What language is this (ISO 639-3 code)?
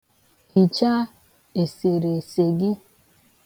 ibo